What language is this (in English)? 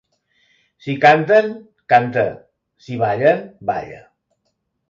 Catalan